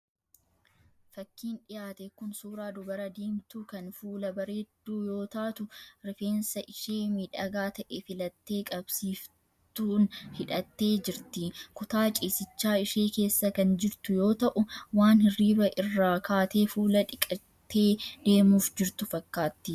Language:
Oromo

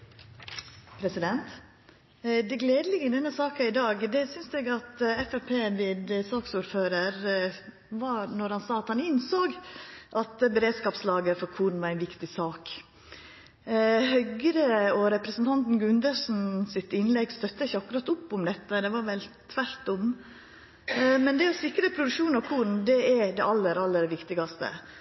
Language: Norwegian Nynorsk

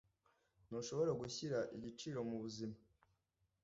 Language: Kinyarwanda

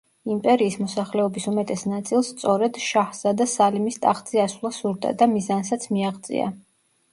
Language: Georgian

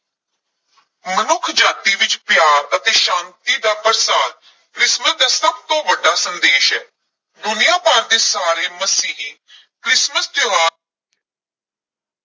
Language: Punjabi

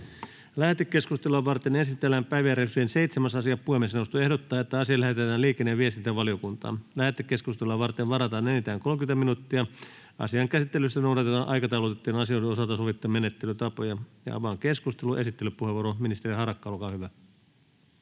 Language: Finnish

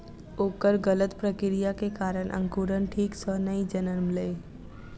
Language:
Maithili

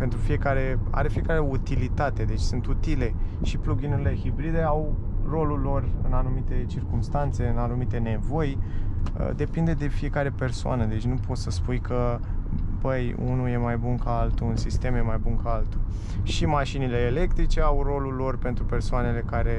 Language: Romanian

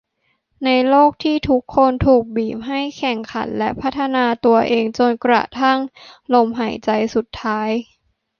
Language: Thai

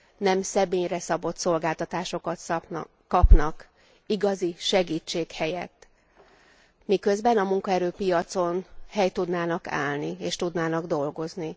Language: Hungarian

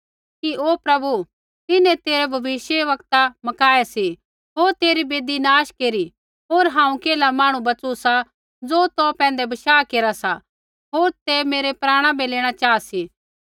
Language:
Kullu Pahari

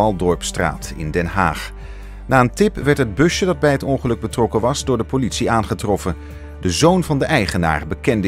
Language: Dutch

